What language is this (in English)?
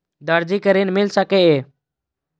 Maithili